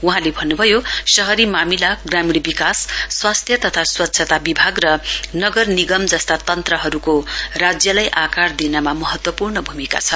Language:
Nepali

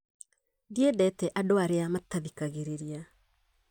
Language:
Kikuyu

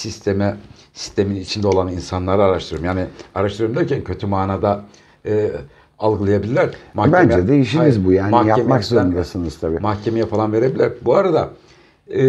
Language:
Turkish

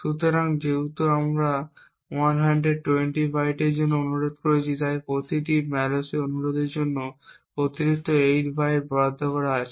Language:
Bangla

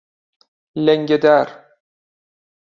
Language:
Persian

